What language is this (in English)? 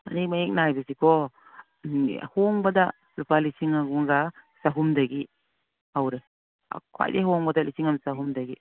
Manipuri